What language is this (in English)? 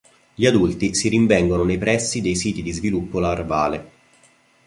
Italian